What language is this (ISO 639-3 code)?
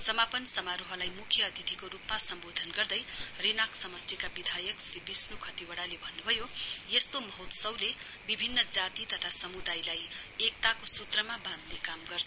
nep